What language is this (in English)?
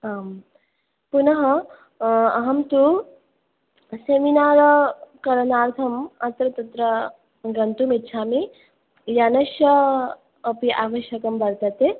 Sanskrit